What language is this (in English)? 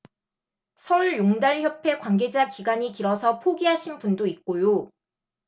Korean